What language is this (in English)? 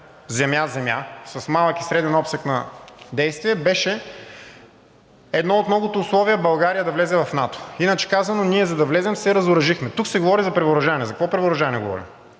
Bulgarian